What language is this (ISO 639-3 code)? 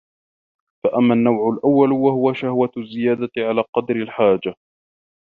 ara